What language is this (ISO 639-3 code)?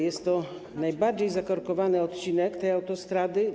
pol